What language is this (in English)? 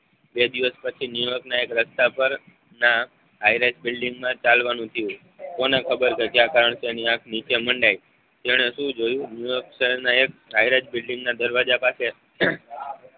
Gujarati